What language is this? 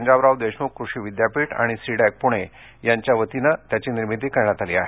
Marathi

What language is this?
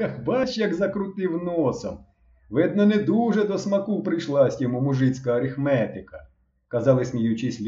Ukrainian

